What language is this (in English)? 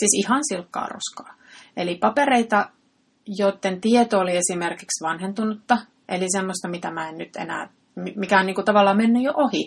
Finnish